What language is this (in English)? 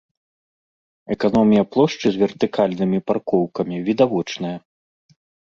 Belarusian